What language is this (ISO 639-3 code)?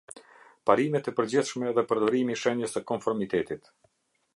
sqi